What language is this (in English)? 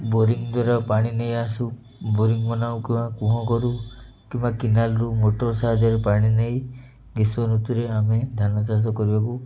Odia